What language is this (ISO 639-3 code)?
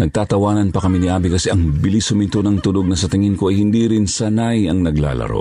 fil